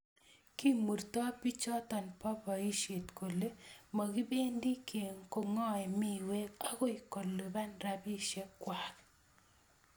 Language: Kalenjin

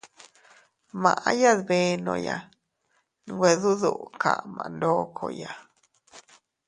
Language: Teutila Cuicatec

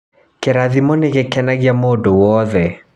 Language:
Kikuyu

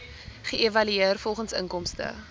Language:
Afrikaans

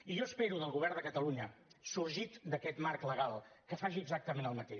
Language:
Catalan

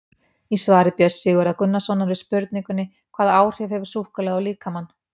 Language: Icelandic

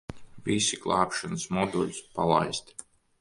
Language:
Latvian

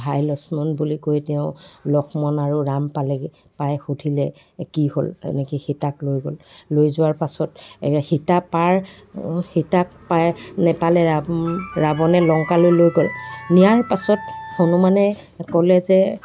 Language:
Assamese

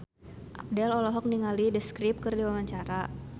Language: Sundanese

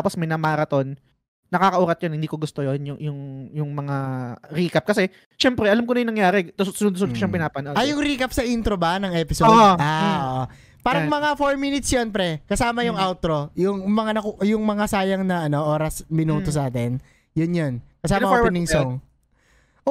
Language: Filipino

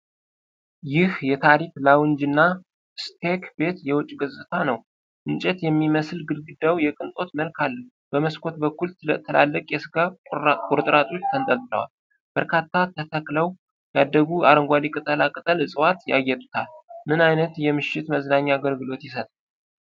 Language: Amharic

